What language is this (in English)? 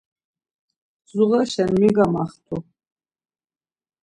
Laz